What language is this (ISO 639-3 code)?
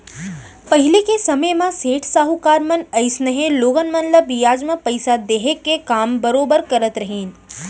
hne